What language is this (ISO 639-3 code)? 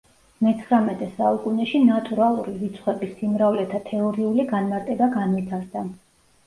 kat